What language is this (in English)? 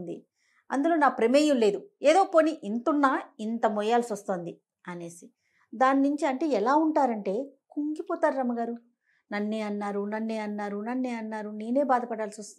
Telugu